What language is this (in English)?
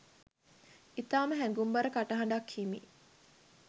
Sinhala